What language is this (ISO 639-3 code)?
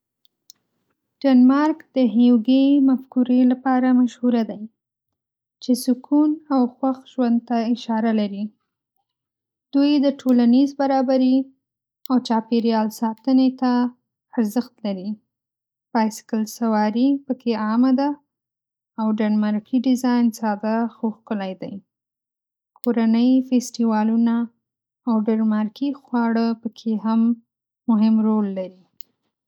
pus